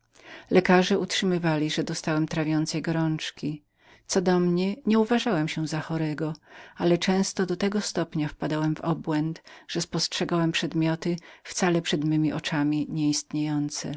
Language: Polish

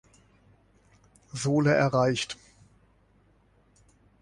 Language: German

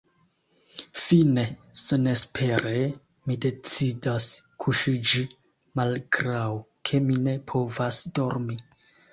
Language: Esperanto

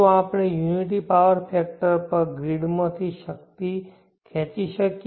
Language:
Gujarati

